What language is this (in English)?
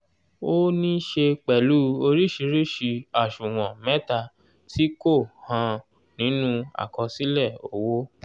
Yoruba